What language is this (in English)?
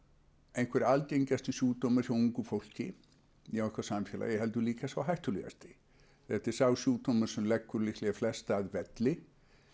Icelandic